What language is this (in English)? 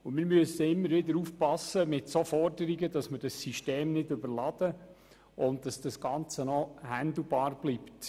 Swiss German